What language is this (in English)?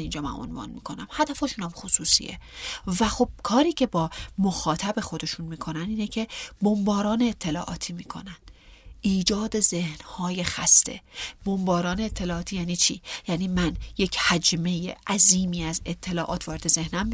Persian